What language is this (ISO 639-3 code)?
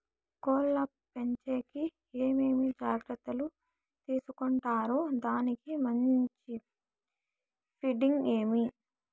tel